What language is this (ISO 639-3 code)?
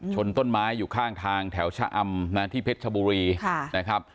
tha